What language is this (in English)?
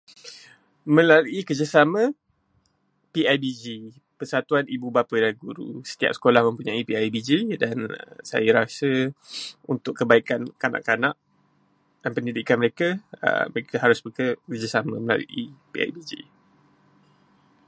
Malay